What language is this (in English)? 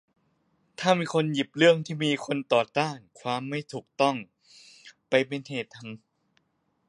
Thai